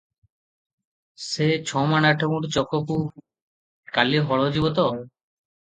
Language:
Odia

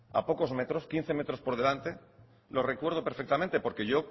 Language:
Spanish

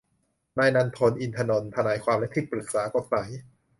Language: Thai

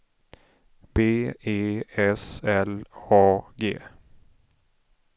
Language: Swedish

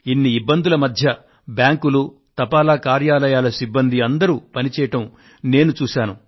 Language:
Telugu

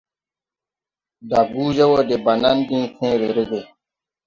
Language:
Tupuri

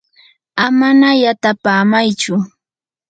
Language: Yanahuanca Pasco Quechua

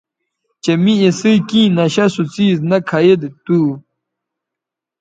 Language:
Bateri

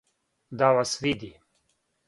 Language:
Serbian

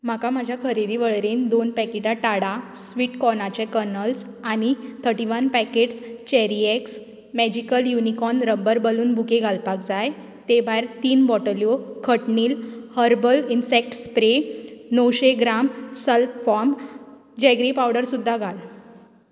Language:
Konkani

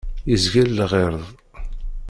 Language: Kabyle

